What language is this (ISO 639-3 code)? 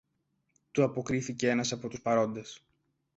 ell